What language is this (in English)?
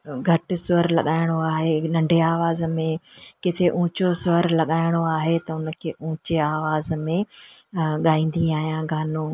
Sindhi